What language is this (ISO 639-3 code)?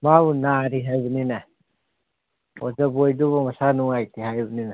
mni